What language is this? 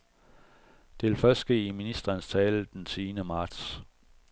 Danish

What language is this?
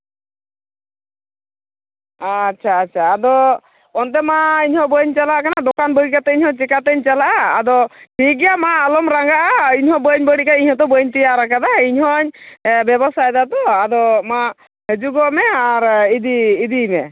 Santali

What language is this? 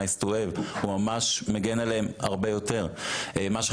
Hebrew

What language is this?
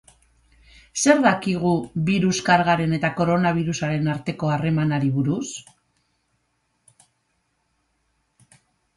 Basque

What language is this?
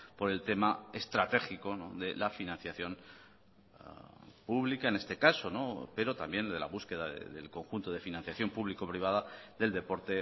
Spanish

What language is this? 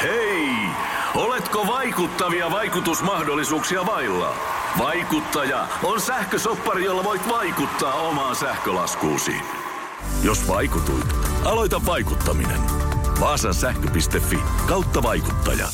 Finnish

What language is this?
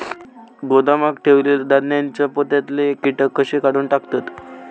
Marathi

